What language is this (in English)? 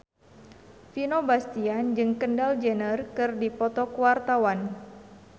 Sundanese